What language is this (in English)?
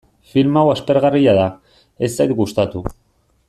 Basque